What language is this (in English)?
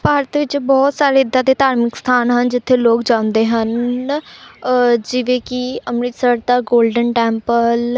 Punjabi